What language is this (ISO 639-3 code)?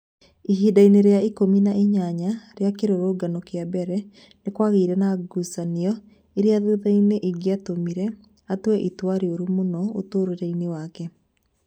kik